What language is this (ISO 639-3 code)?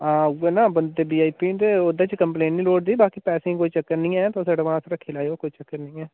doi